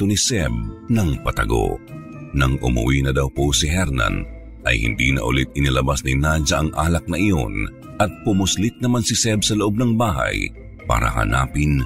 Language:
Filipino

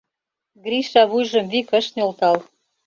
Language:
Mari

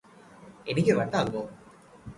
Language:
Malayalam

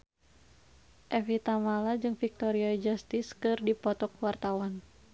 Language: Sundanese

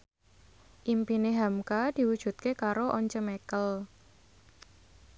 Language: Javanese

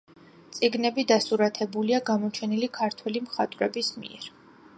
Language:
Georgian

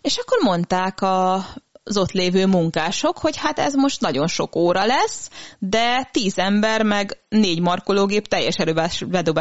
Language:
Hungarian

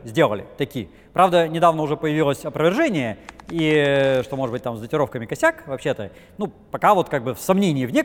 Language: Russian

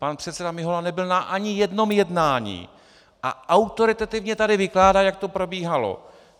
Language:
Czech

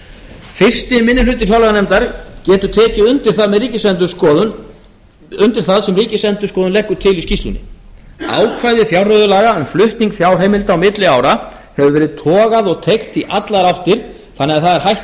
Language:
Icelandic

